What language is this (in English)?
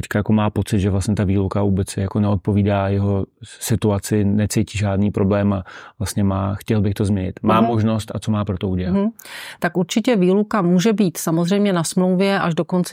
Czech